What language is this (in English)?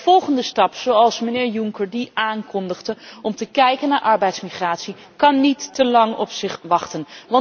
Dutch